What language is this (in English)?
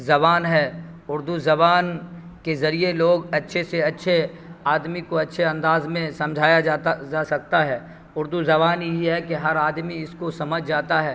Urdu